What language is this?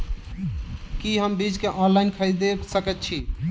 Maithili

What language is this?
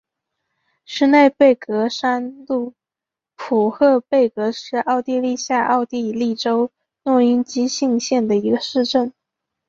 Chinese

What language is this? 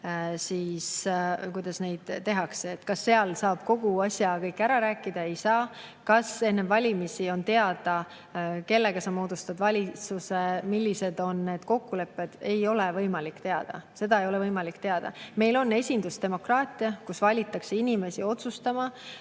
Estonian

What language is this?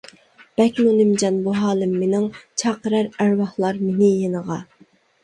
Uyghur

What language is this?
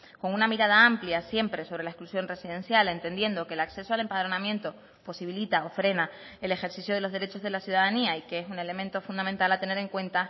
Spanish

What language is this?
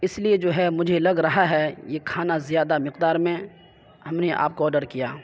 Urdu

